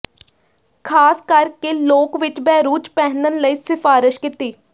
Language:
Punjabi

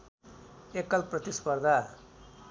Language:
Nepali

